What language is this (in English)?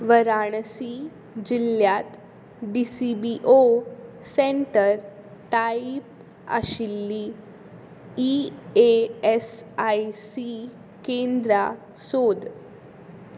Konkani